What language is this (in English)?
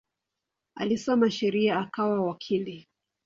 Swahili